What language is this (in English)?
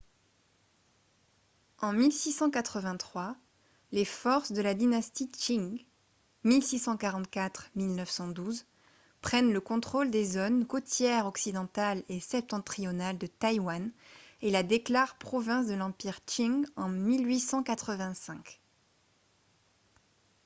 French